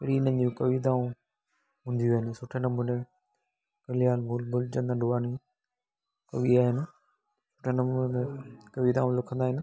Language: Sindhi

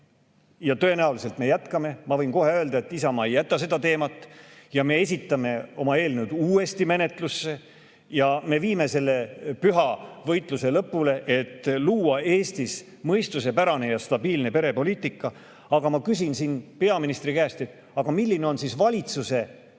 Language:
Estonian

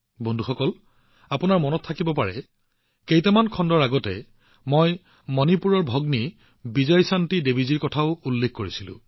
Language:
Assamese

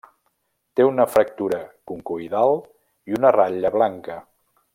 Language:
Catalan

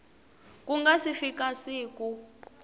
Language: Tsonga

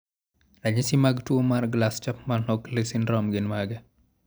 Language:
Luo (Kenya and Tanzania)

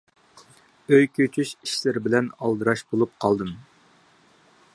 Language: Uyghur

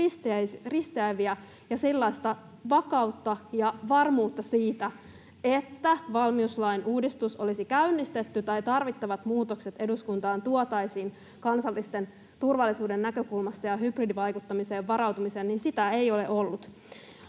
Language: Finnish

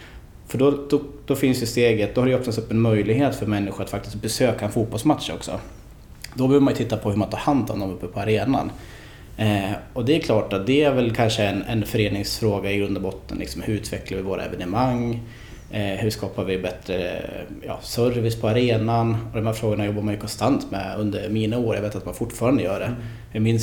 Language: Swedish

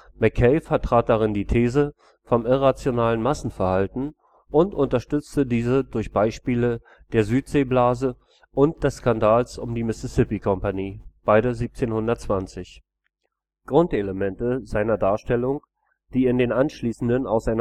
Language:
German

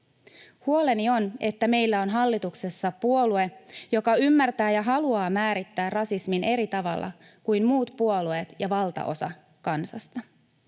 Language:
Finnish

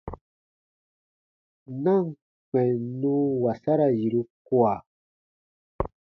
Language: Baatonum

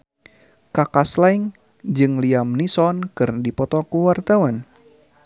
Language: Sundanese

